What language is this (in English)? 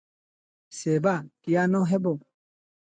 Odia